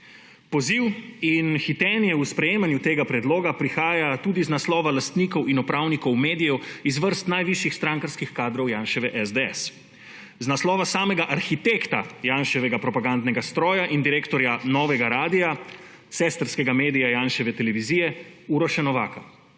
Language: Slovenian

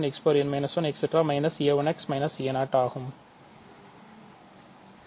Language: Tamil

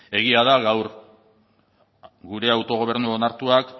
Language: Basque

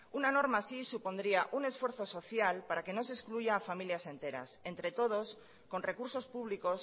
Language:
Spanish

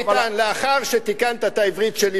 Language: Hebrew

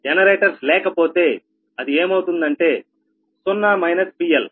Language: Telugu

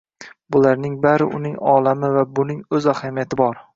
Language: Uzbek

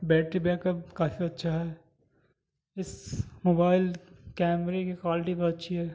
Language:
Urdu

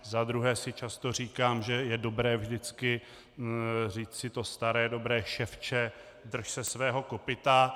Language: Czech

